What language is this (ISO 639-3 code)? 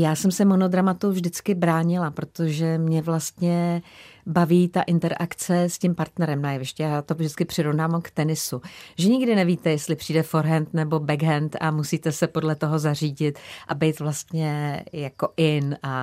ces